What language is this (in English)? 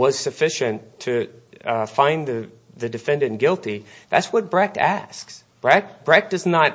English